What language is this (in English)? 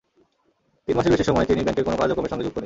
Bangla